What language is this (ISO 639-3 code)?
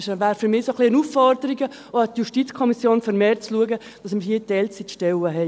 gsw